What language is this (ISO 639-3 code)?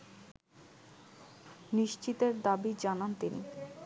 ben